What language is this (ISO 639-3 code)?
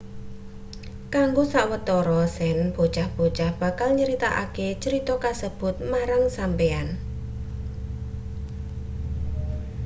jav